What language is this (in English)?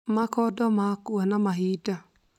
Kikuyu